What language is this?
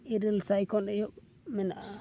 Santali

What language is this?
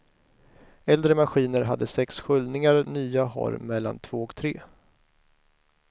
Swedish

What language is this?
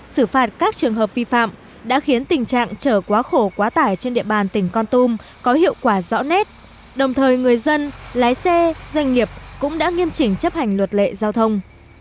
Vietnamese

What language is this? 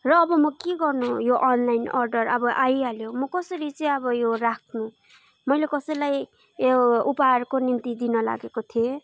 Nepali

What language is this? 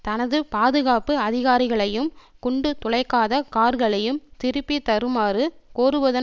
Tamil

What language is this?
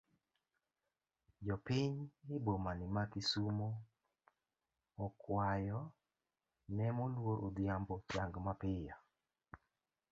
Luo (Kenya and Tanzania)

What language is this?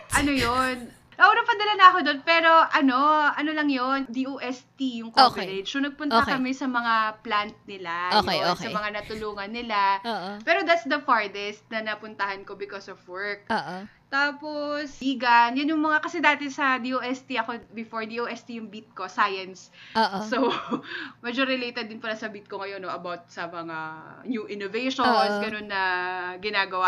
Filipino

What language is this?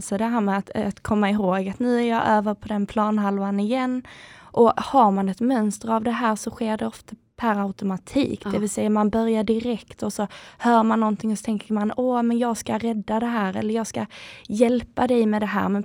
Swedish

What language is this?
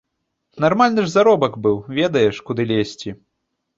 Belarusian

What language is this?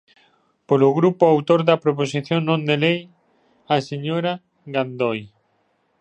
Galician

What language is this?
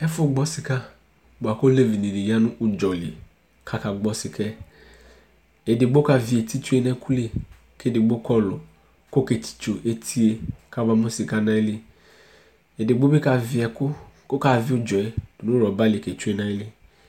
Ikposo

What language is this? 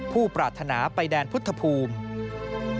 Thai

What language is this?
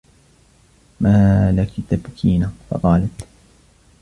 Arabic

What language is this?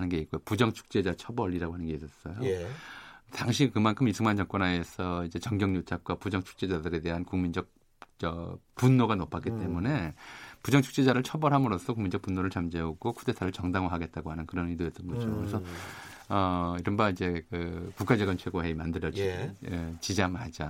Korean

